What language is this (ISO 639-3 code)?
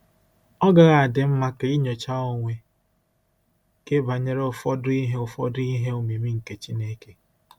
ibo